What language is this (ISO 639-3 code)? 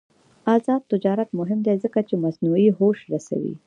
pus